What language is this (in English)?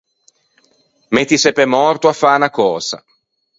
Ligurian